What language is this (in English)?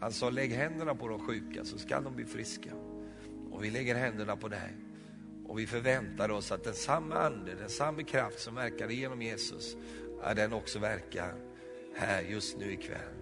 Swedish